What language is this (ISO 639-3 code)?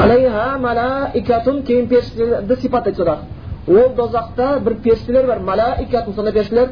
bul